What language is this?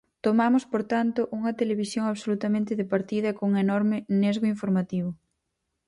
Galician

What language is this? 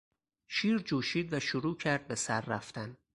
Persian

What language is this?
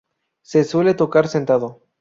Spanish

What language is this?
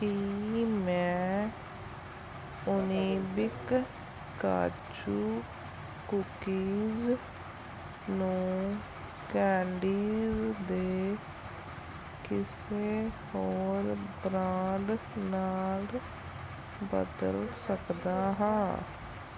Punjabi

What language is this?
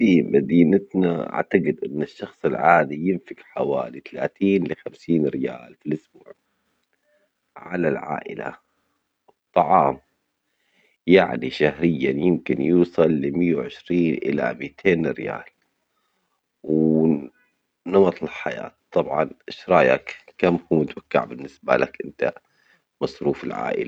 Omani Arabic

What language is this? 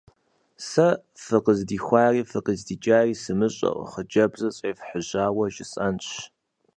Kabardian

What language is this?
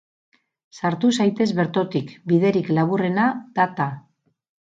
Basque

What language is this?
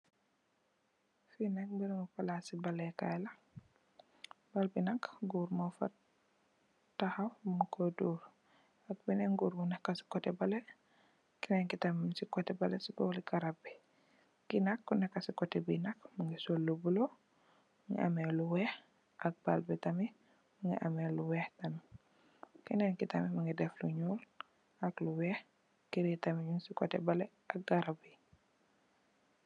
Wolof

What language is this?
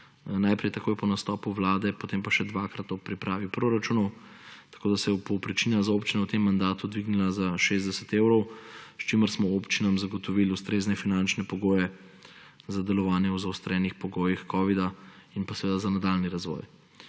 Slovenian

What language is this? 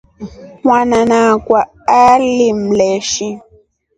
Rombo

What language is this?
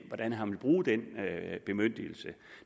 Danish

